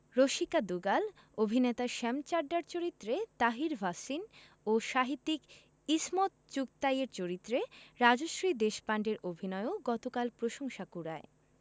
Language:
Bangla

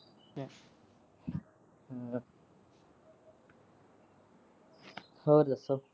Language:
Punjabi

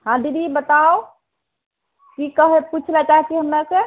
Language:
Maithili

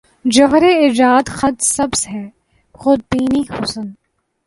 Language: Urdu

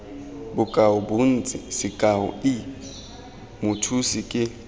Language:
Tswana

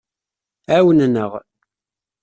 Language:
Kabyle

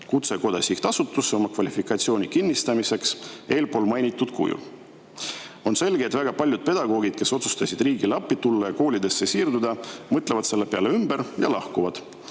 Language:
Estonian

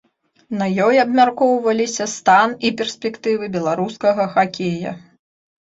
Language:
Belarusian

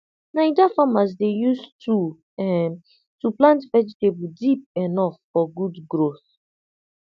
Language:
Nigerian Pidgin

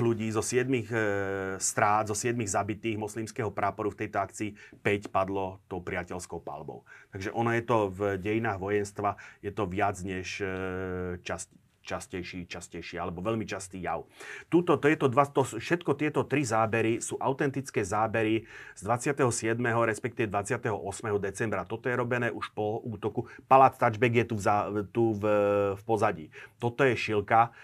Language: Slovak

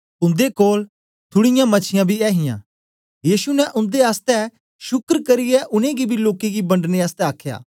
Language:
Dogri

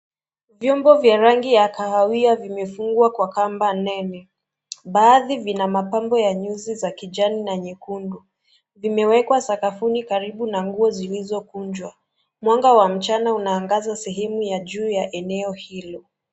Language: Swahili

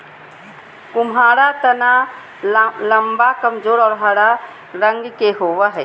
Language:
Magahi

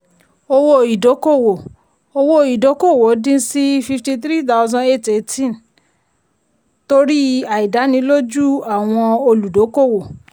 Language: Yoruba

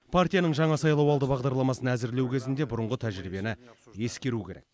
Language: Kazakh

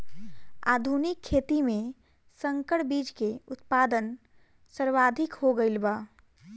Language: Bhojpuri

